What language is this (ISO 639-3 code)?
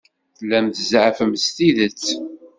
kab